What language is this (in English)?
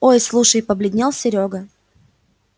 Russian